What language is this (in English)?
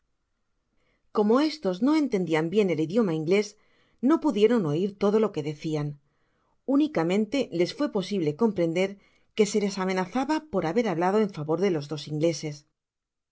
Spanish